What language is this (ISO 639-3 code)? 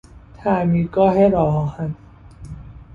fas